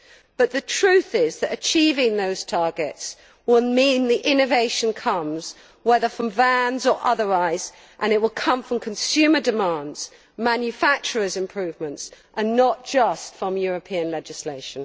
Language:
English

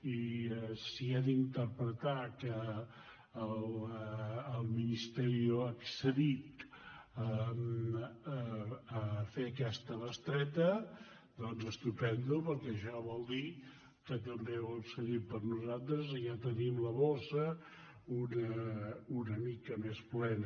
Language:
Catalan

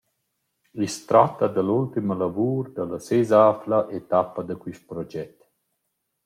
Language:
Romansh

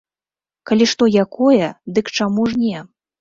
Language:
Belarusian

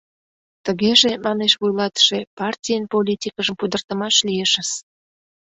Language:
Mari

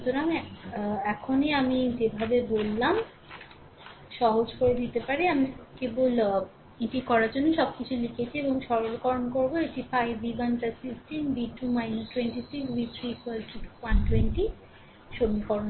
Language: Bangla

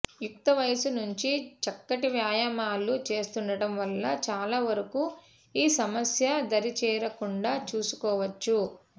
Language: Telugu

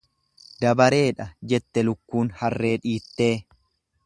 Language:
Oromo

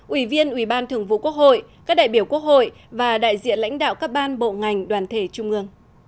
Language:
Vietnamese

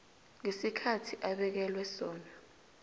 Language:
South Ndebele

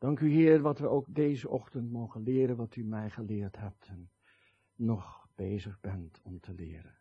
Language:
Dutch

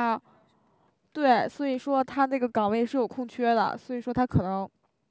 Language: Chinese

